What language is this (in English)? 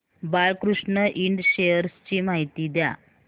Marathi